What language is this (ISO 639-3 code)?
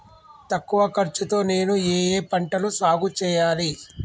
tel